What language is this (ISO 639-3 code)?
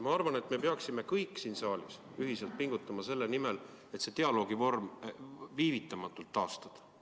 est